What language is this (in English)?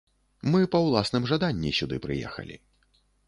Belarusian